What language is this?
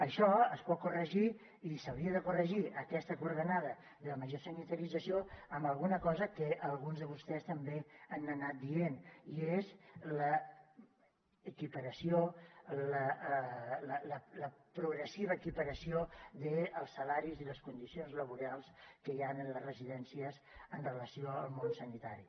Catalan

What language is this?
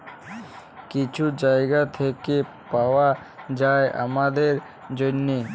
Bangla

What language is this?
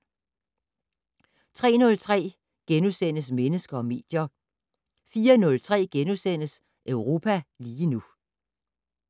Danish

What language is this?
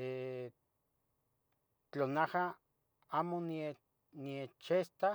Tetelcingo Nahuatl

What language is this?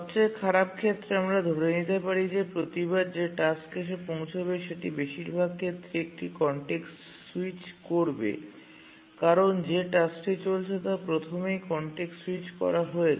Bangla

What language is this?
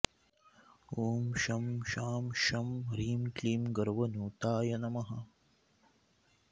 Sanskrit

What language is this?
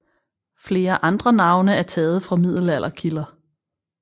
Danish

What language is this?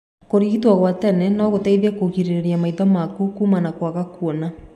Kikuyu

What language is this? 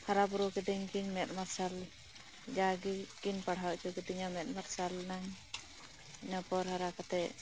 Santali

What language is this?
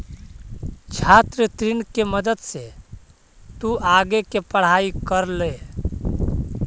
Magahi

